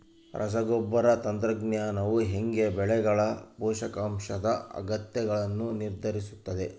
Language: Kannada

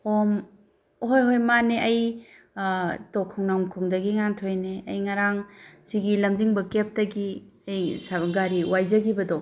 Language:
Manipuri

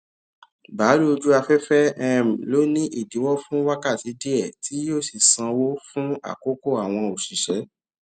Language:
Yoruba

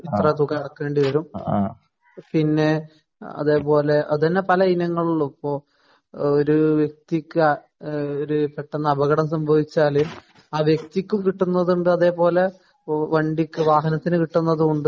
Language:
Malayalam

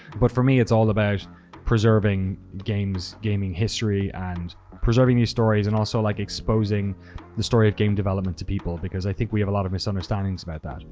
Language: English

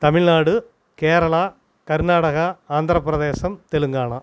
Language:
Tamil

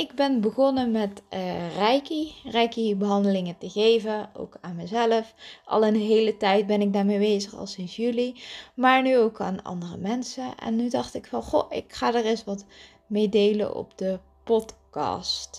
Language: Dutch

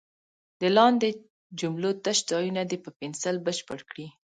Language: Pashto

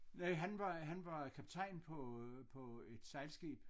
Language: Danish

